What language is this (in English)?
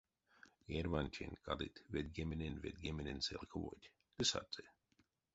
Erzya